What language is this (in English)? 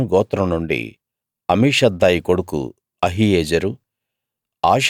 Telugu